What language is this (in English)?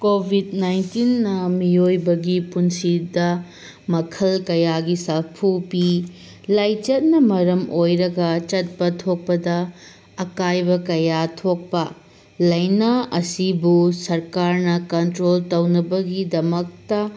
Manipuri